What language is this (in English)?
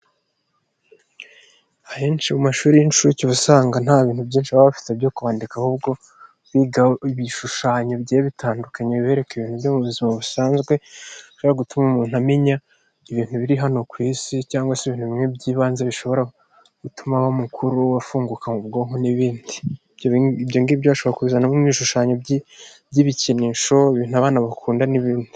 Kinyarwanda